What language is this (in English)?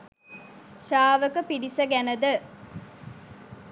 Sinhala